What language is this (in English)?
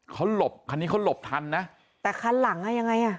Thai